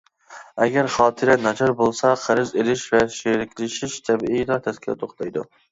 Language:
Uyghur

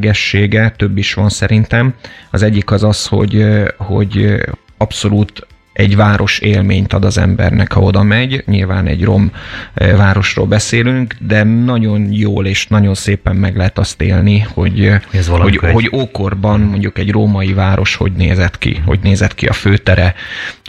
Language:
Hungarian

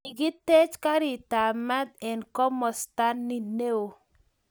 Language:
Kalenjin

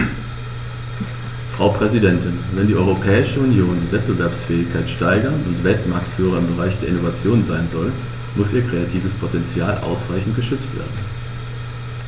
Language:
German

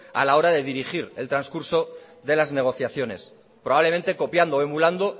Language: Spanish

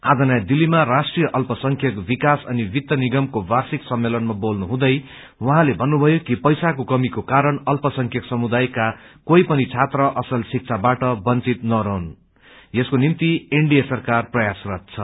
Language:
Nepali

